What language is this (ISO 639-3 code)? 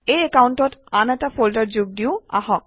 asm